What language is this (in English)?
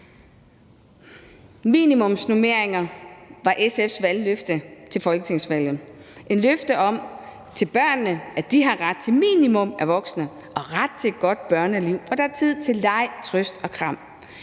Danish